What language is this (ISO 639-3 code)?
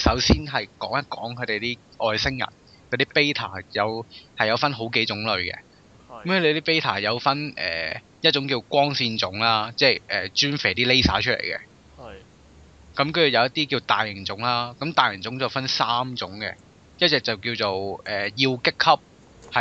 zho